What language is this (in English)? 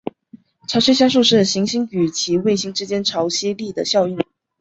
Chinese